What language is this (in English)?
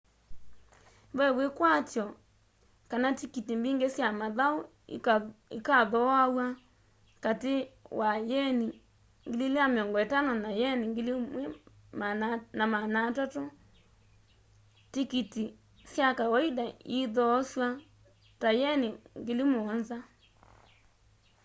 Kamba